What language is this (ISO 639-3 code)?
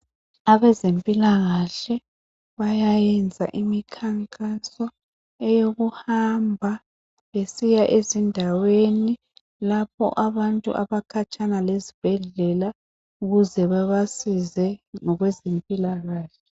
nde